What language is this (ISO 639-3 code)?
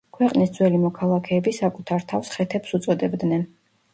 kat